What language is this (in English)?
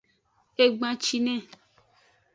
Aja (Benin)